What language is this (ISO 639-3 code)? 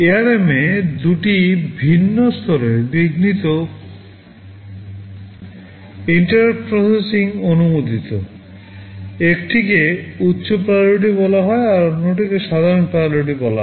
ben